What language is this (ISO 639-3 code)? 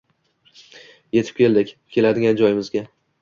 uzb